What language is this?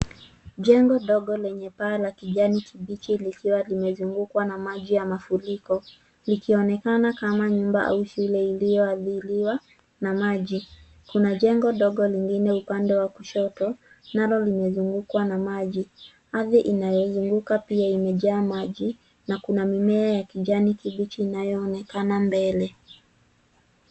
Swahili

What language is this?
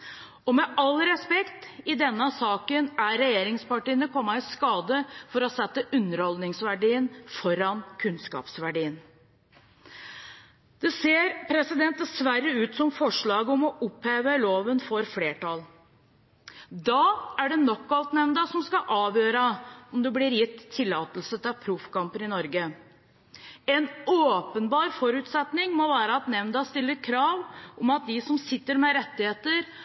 Norwegian Bokmål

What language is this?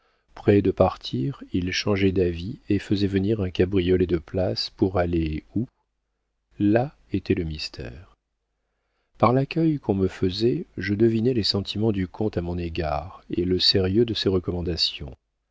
French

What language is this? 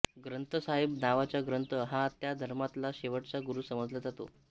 Marathi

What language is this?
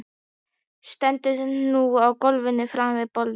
Icelandic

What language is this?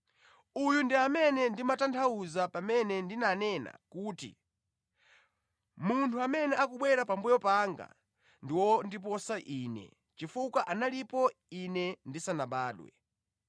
Nyanja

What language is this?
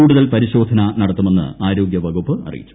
Malayalam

